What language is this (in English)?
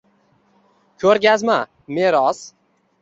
Uzbek